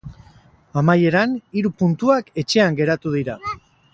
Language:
Basque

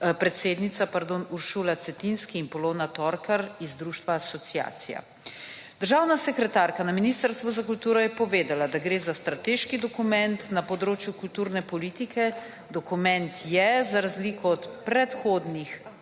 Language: Slovenian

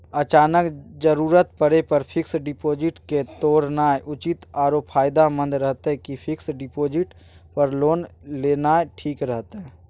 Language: Maithili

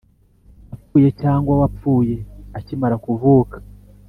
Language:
Kinyarwanda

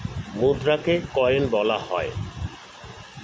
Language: Bangla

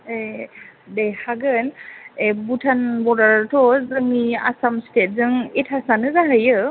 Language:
Bodo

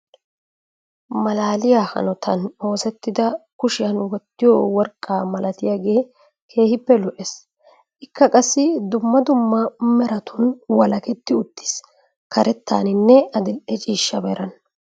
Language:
Wolaytta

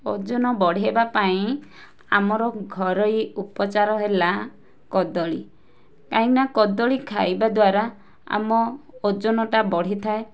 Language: Odia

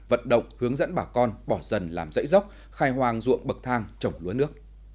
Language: Vietnamese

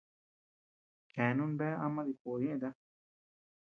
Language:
Tepeuxila Cuicatec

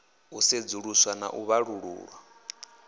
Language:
Venda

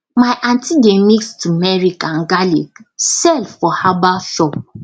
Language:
Nigerian Pidgin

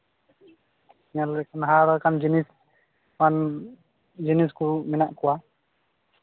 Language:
Santali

